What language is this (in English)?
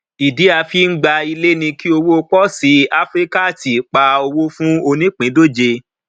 Yoruba